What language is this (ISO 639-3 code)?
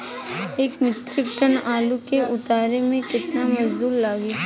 bho